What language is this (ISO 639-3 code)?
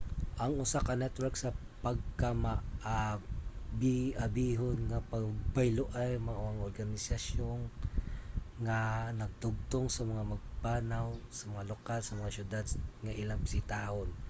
ceb